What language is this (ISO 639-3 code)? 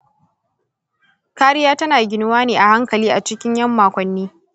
hau